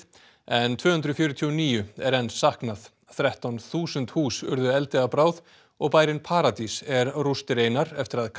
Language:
Icelandic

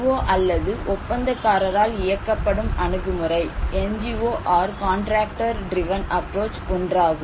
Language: Tamil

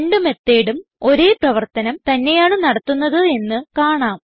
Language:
Malayalam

